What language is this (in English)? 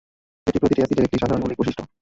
Bangla